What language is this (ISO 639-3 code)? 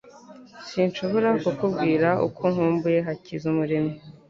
kin